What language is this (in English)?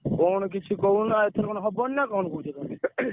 Odia